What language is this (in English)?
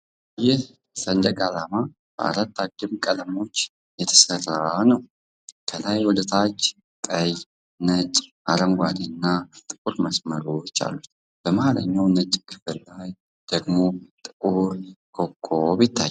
Amharic